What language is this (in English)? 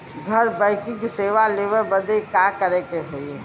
Bhojpuri